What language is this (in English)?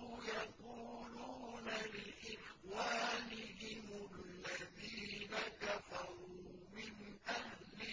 Arabic